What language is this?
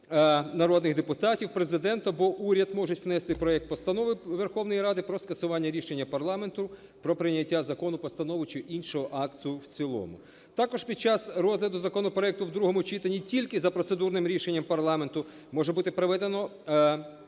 Ukrainian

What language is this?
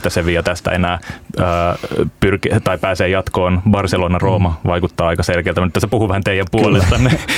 Finnish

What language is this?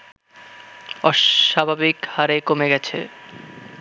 Bangla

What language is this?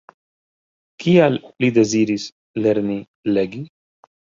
Esperanto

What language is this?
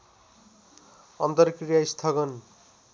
Nepali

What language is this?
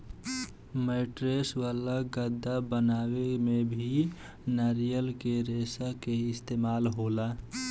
Bhojpuri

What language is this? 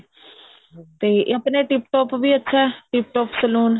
Punjabi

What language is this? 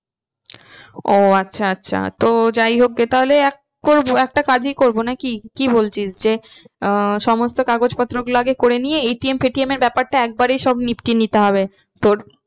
Bangla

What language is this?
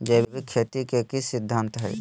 Magahi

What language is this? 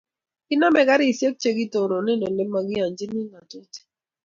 Kalenjin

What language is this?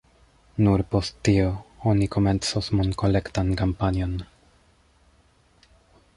Esperanto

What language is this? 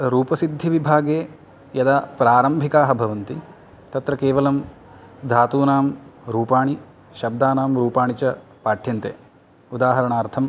Sanskrit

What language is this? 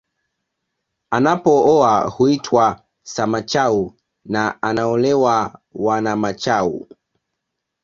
Swahili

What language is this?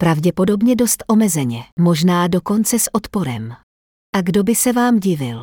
Czech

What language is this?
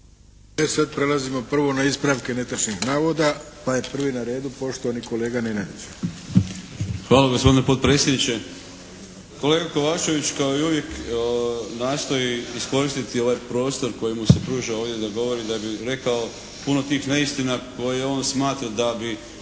Croatian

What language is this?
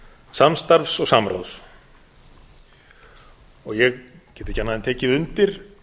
Icelandic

